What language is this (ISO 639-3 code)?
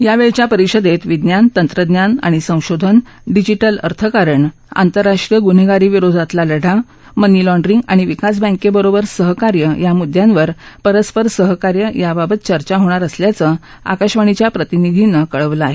mar